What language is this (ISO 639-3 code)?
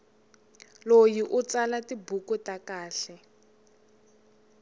tso